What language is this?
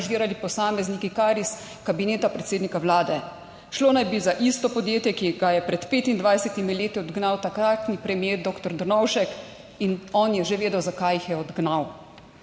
Slovenian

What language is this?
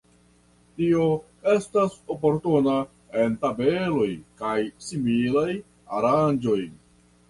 Esperanto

